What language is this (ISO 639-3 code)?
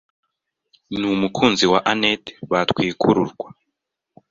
kin